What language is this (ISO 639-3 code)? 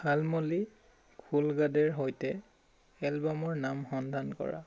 asm